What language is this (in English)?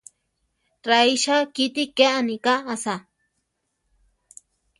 Central Tarahumara